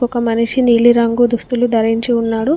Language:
Telugu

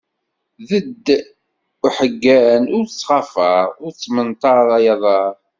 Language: Kabyle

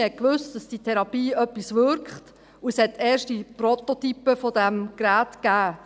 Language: Swiss German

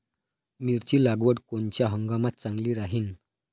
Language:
Marathi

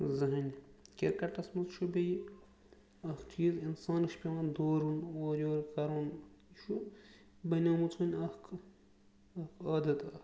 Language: Kashmiri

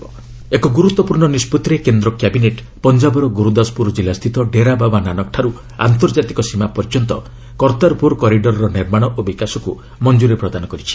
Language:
Odia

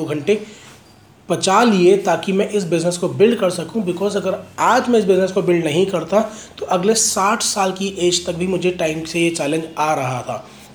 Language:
Hindi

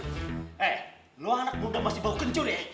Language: Indonesian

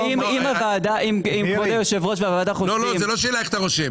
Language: Hebrew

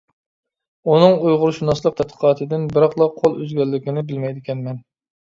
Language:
Uyghur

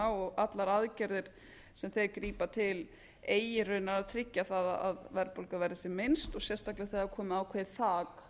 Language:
Icelandic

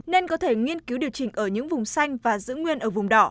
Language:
Vietnamese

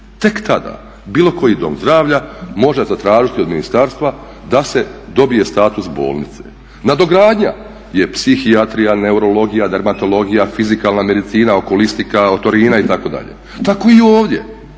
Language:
Croatian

